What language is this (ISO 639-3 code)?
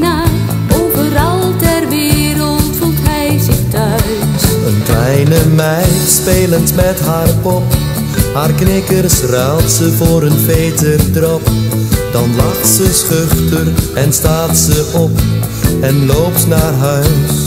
nld